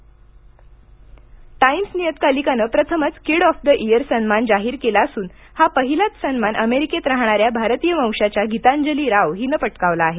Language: Marathi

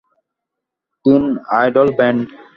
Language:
Bangla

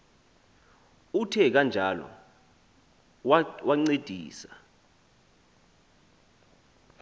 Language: Xhosa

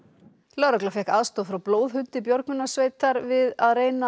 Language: Icelandic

